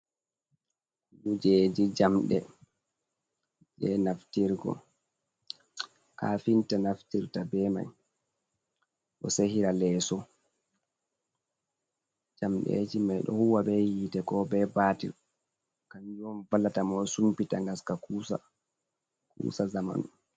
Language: Fula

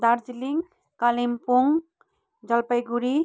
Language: Nepali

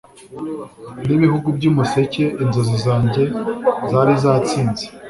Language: Kinyarwanda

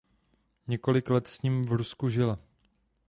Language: Czech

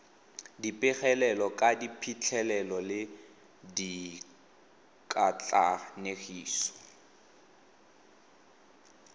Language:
Tswana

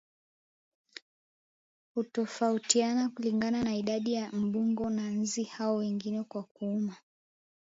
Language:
Swahili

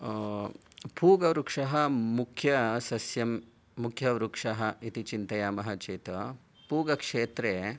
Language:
Sanskrit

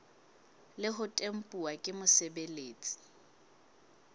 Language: Southern Sotho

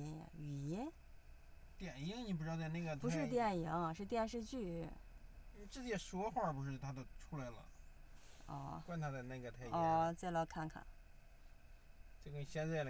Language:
Chinese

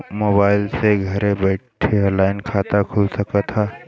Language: Bhojpuri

